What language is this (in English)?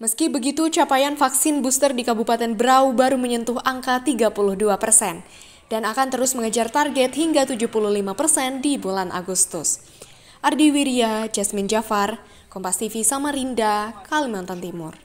Indonesian